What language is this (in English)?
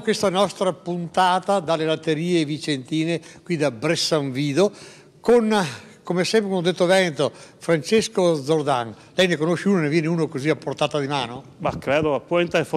Italian